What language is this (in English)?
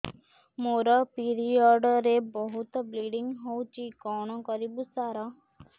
Odia